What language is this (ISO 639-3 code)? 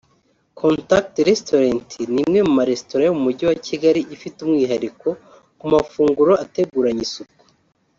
kin